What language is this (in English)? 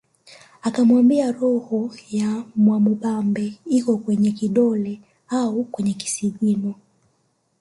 Swahili